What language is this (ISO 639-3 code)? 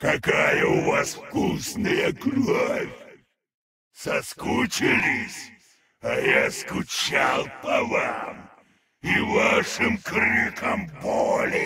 rus